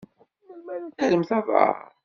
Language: Kabyle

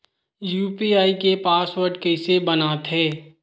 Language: Chhattisgarhi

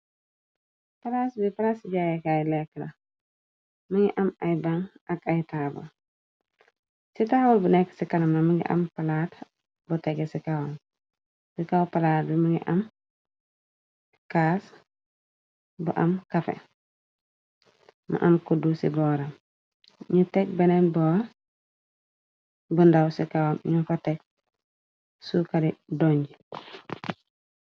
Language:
Wolof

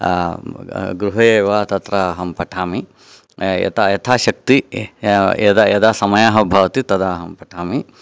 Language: Sanskrit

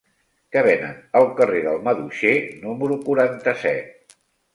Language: Catalan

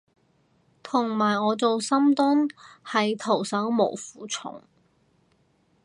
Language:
Cantonese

